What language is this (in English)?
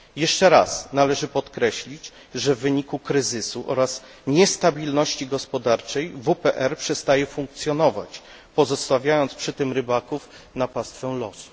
Polish